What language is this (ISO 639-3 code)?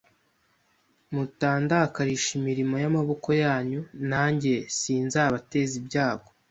kin